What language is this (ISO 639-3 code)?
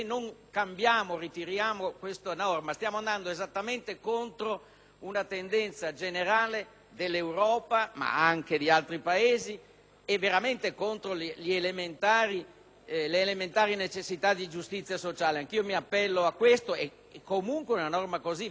ita